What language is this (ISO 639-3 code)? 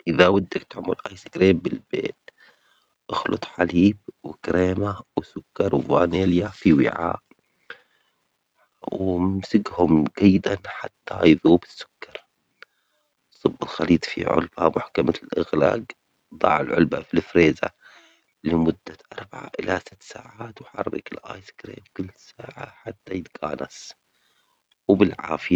acx